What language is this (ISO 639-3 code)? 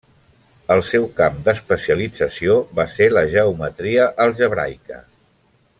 cat